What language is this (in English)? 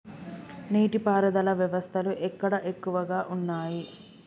Telugu